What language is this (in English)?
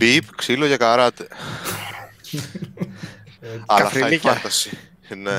Greek